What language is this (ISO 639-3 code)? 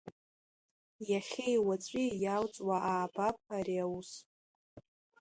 abk